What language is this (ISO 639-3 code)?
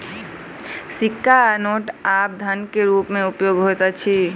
mai